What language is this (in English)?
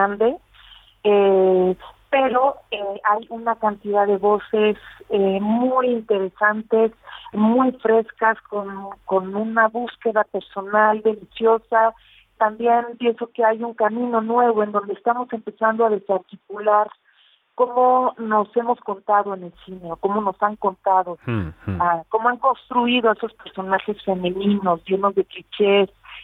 Spanish